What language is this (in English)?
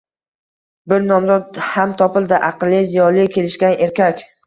Uzbek